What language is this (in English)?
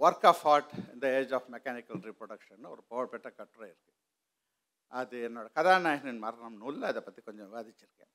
Tamil